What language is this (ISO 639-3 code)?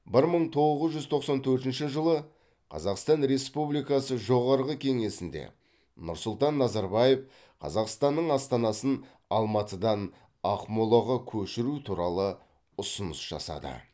kaz